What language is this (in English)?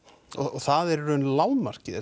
Icelandic